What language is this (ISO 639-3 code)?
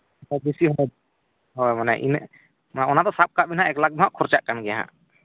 sat